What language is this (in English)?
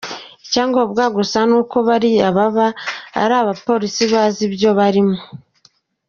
Kinyarwanda